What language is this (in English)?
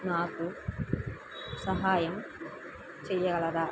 Telugu